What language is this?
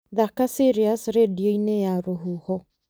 Kikuyu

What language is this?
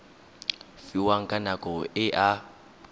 Tswana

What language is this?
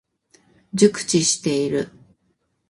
Japanese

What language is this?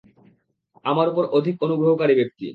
Bangla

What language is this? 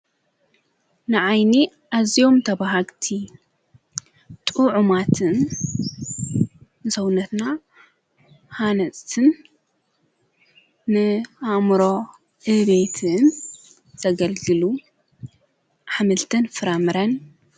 Tigrinya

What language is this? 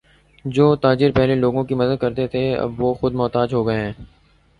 Urdu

